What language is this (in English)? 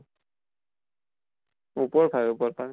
Assamese